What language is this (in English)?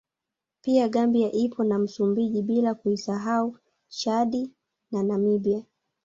Swahili